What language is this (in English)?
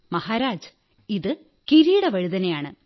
Malayalam